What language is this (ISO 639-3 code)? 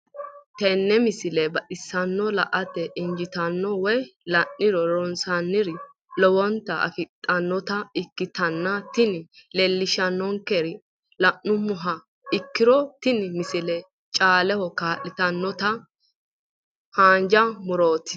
sid